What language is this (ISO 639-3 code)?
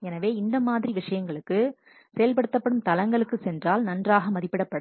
tam